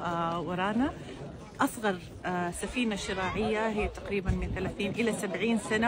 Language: Arabic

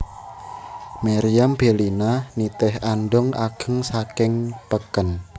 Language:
Javanese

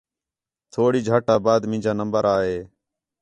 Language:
Khetrani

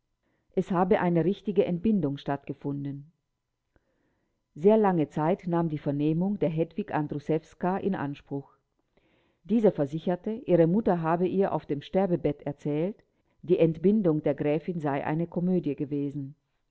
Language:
German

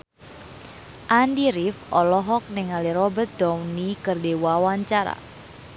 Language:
Sundanese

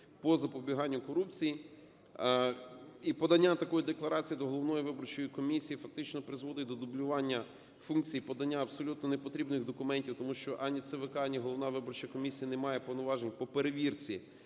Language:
Ukrainian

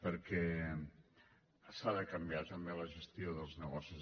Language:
Catalan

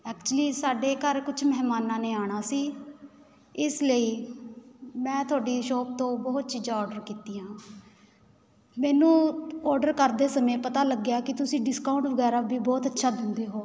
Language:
Punjabi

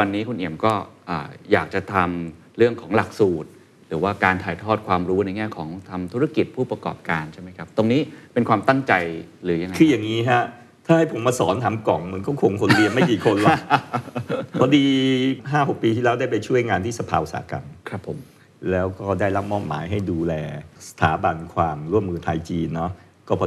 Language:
Thai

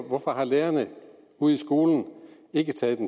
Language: Danish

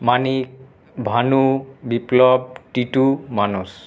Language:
Bangla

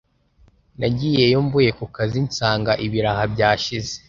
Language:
Kinyarwanda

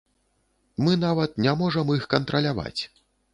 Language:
Belarusian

